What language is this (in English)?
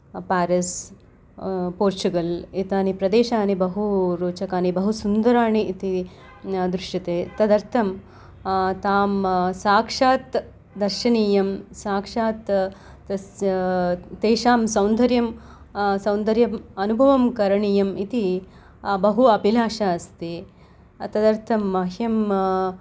Sanskrit